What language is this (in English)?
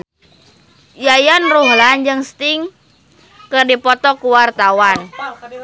Sundanese